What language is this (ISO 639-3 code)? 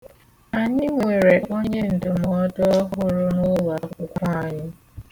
ibo